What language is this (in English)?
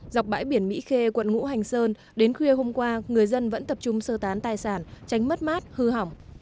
Vietnamese